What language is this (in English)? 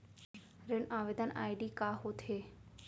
Chhattisgarhi